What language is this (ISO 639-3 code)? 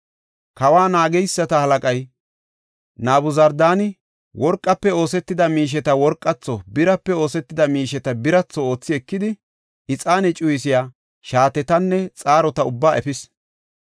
gof